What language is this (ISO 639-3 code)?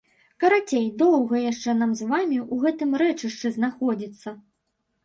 bel